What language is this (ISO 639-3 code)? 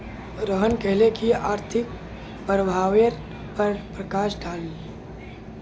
mag